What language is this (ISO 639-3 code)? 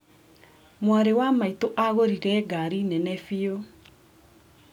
kik